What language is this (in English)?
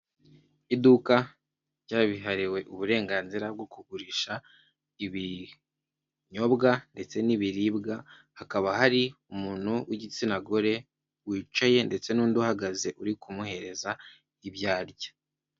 Kinyarwanda